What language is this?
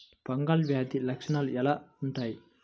Telugu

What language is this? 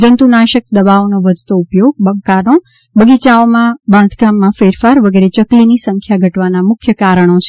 Gujarati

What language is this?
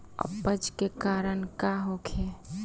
Bhojpuri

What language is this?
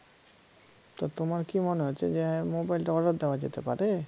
Bangla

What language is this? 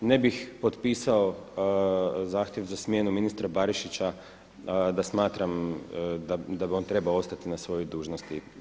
Croatian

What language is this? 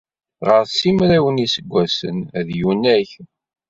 Kabyle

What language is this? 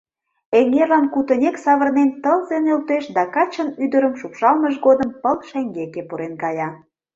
Mari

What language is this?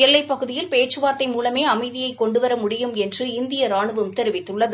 Tamil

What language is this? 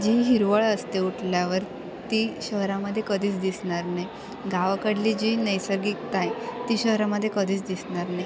Marathi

